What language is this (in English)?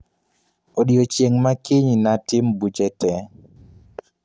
Luo (Kenya and Tanzania)